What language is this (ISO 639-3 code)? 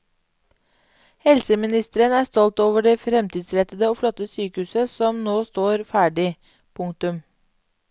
nor